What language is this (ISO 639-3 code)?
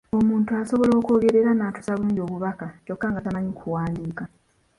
lug